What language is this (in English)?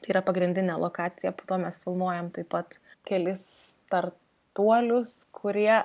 Lithuanian